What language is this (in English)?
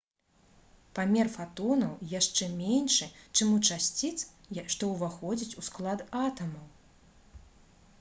Belarusian